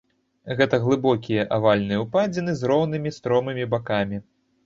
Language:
Belarusian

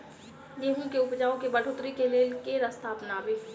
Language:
Maithili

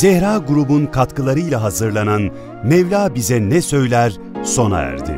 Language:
Turkish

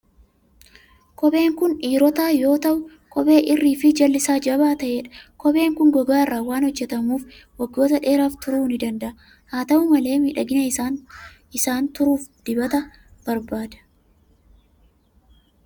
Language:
Oromo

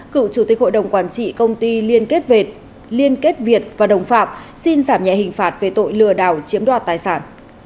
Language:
Vietnamese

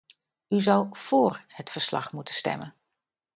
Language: Dutch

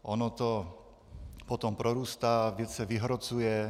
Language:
Czech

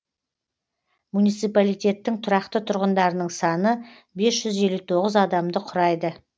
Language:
Kazakh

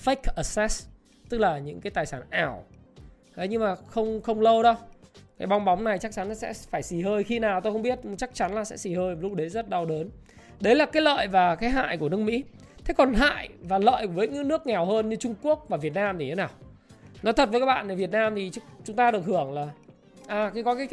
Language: Vietnamese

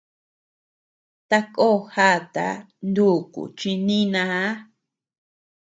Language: Tepeuxila Cuicatec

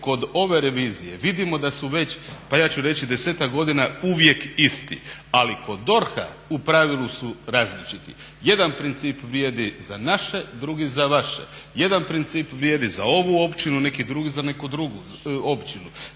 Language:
Croatian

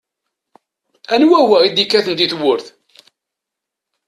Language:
Kabyle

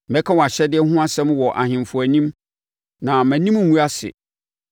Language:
Akan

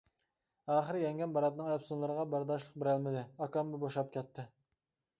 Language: Uyghur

